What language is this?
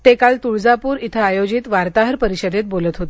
Marathi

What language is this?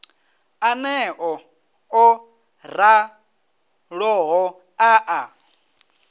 Venda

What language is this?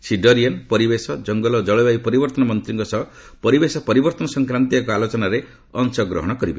Odia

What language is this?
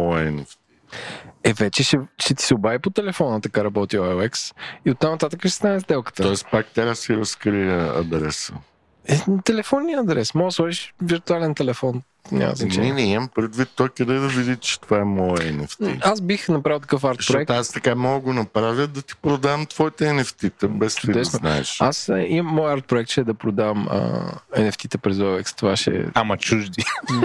Bulgarian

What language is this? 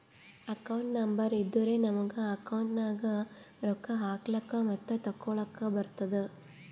Kannada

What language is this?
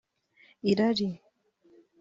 Kinyarwanda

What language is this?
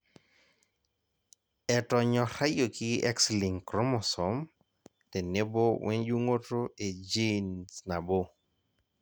Masai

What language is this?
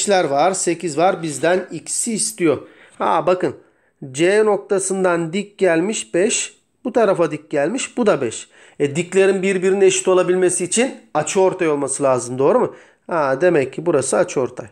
Turkish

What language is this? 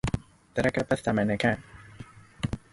Cantonese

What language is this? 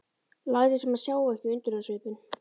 Icelandic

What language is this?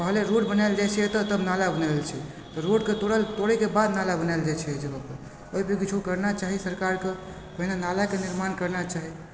Maithili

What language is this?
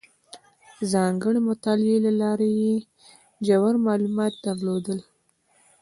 Pashto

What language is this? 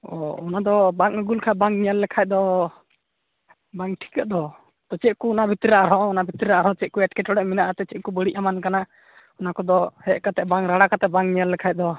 Santali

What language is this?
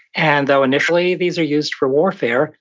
English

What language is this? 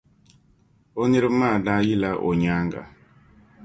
Dagbani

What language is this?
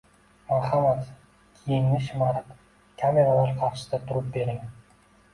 Uzbek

